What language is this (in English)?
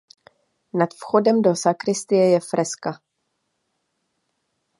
Czech